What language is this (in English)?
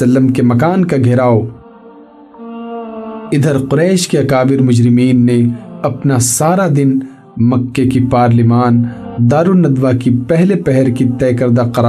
Urdu